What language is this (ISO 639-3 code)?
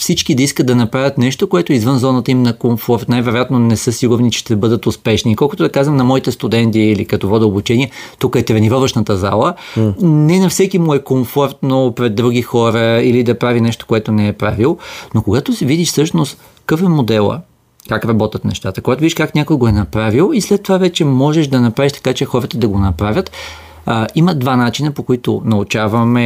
bul